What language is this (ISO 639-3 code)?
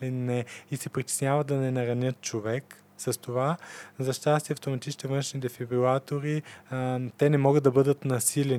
bul